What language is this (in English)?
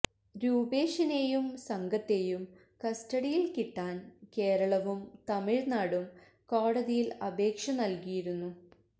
Malayalam